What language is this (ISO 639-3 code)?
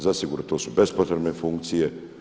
hrv